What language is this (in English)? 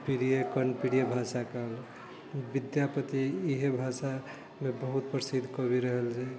Maithili